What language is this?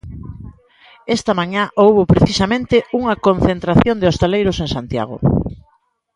Galician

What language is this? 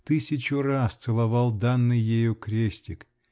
Russian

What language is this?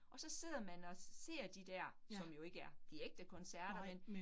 Danish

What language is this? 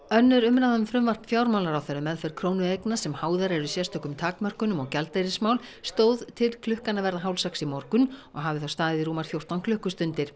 Icelandic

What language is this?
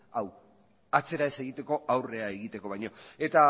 Basque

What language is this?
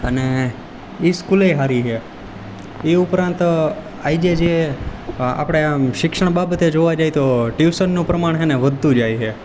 Gujarati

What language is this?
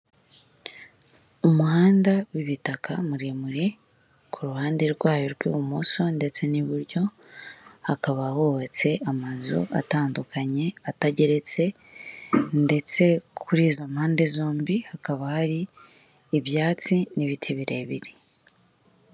Kinyarwanda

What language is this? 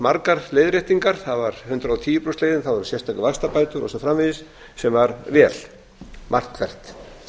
Icelandic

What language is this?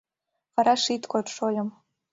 Mari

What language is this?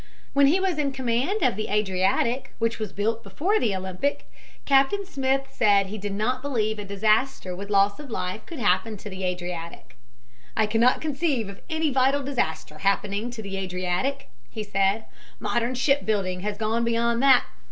English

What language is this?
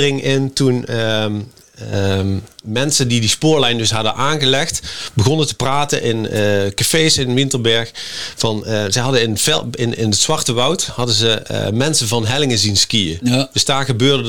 Dutch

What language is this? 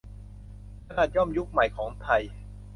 Thai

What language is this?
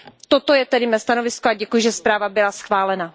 Czech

